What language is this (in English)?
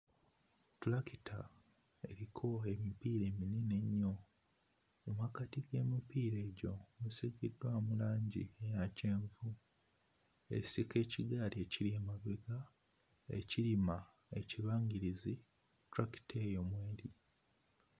Ganda